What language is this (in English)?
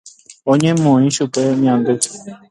Guarani